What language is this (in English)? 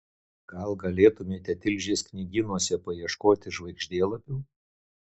Lithuanian